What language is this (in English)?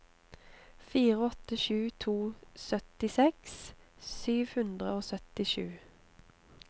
Norwegian